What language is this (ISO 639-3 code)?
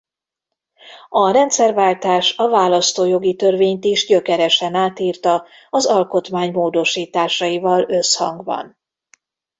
hun